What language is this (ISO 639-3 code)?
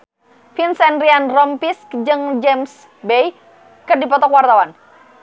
sun